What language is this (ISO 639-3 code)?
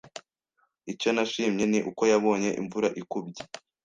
kin